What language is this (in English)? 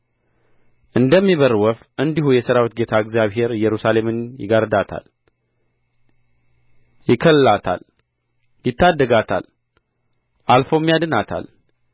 Amharic